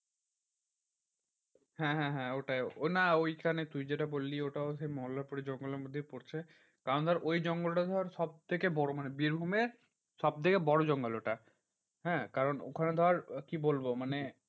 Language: Bangla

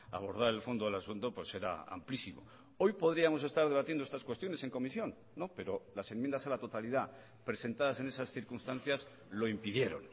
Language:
Spanish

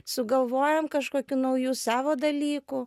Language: Lithuanian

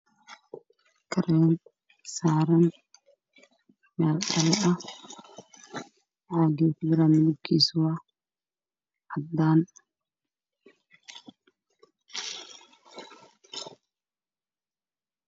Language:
Somali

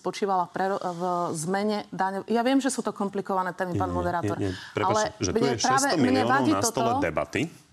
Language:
Slovak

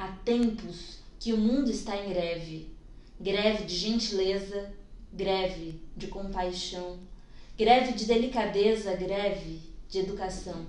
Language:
Portuguese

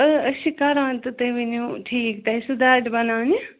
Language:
Kashmiri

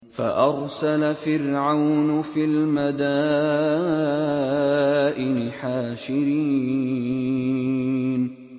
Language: Arabic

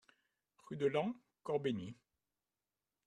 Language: French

